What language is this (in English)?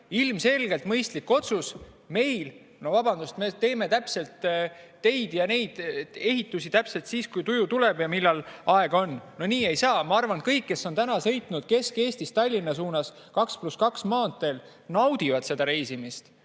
Estonian